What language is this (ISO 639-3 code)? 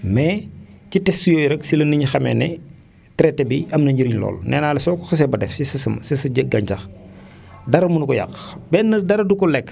wol